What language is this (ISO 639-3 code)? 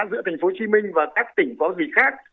vie